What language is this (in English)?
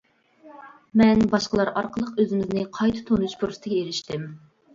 Uyghur